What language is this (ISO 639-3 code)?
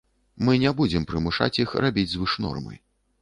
bel